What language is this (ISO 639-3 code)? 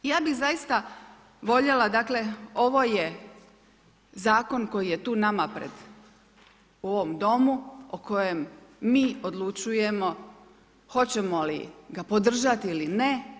hrv